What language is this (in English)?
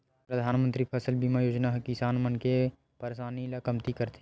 Chhattisgarhi